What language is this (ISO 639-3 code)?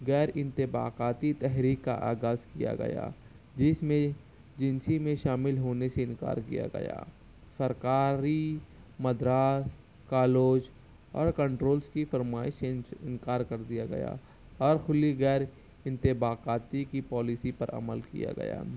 urd